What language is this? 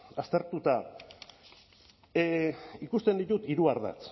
Basque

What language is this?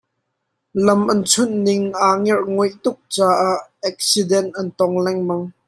Hakha Chin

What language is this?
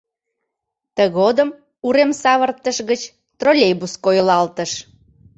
Mari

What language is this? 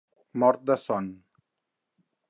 Catalan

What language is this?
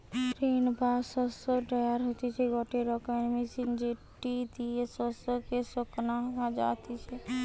Bangla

